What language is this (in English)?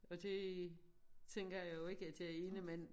Danish